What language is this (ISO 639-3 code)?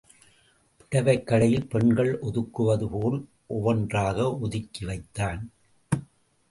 tam